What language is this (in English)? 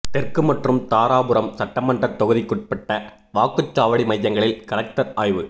Tamil